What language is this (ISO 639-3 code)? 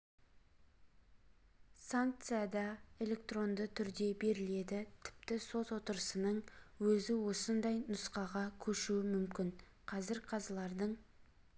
kaz